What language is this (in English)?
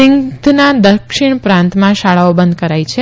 Gujarati